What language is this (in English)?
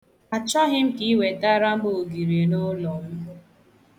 Igbo